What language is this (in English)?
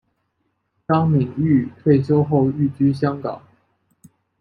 Chinese